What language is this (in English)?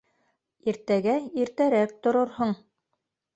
Bashkir